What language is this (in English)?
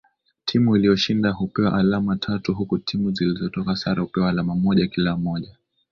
Swahili